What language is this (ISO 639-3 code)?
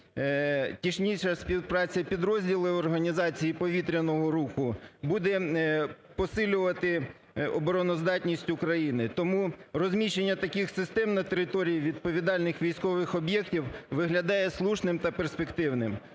ukr